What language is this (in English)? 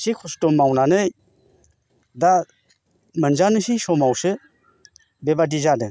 Bodo